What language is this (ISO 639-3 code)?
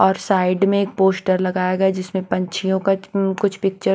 hin